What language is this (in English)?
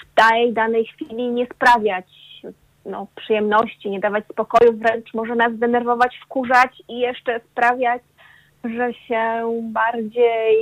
Polish